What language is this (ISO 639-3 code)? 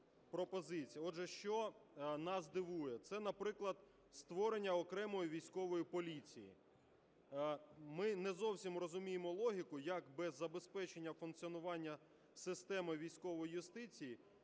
ukr